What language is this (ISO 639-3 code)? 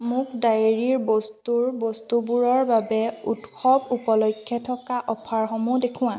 asm